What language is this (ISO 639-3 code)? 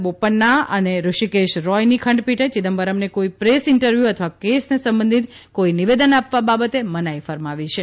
guj